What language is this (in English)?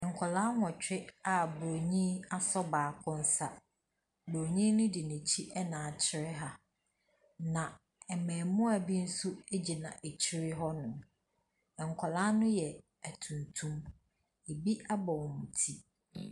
Akan